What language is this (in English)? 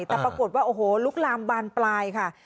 Thai